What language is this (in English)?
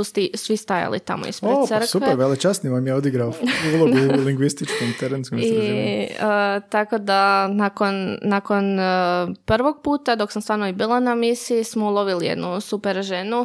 Croatian